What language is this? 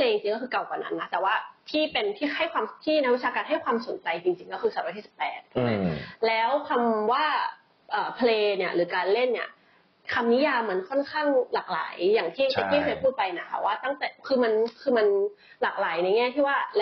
Thai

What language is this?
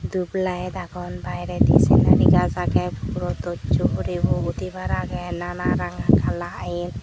Chakma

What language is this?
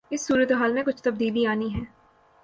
Urdu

